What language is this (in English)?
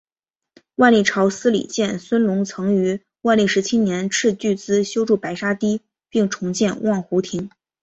Chinese